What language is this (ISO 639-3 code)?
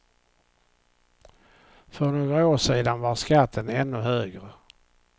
swe